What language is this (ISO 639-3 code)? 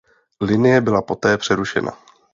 ces